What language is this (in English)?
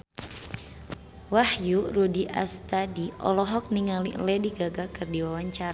Sundanese